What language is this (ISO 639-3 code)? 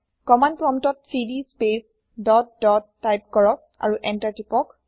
asm